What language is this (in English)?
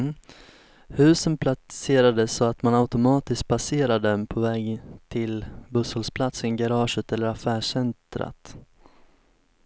Swedish